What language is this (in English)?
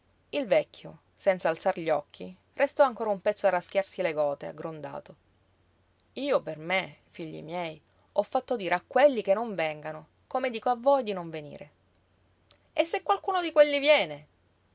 Italian